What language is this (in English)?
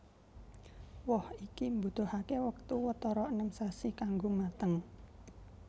Javanese